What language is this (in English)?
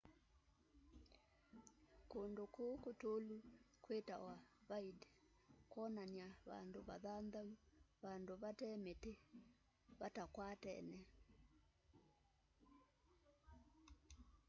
Kamba